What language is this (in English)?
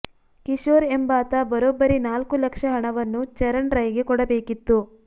Kannada